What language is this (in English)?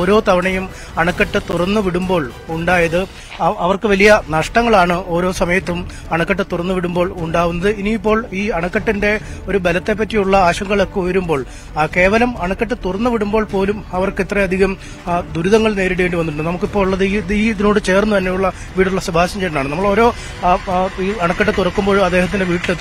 Malayalam